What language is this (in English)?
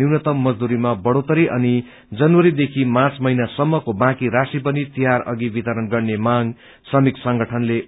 Nepali